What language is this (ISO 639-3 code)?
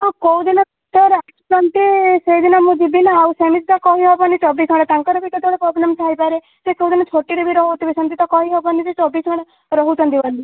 ori